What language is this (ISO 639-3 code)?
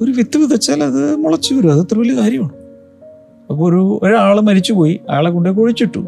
mal